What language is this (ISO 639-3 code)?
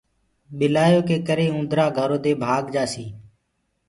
ggg